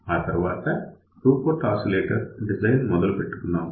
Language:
Telugu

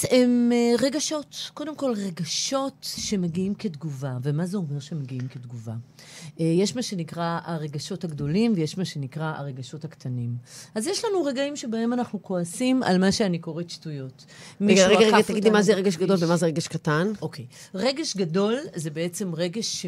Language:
Hebrew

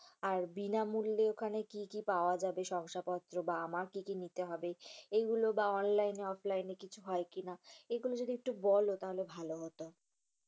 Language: Bangla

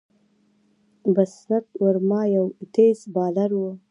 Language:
Pashto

